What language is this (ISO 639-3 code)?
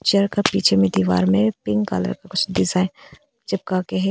hin